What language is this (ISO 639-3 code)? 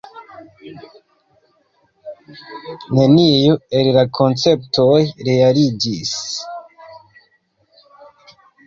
epo